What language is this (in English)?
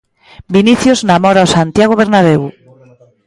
Galician